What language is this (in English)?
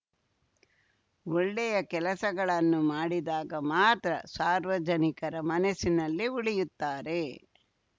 Kannada